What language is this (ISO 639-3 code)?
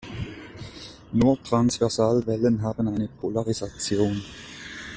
deu